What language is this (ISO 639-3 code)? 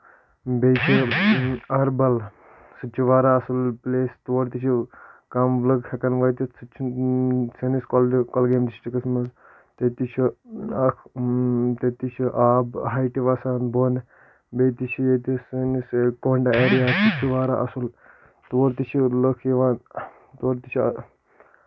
kas